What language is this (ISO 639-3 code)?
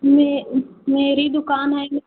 hin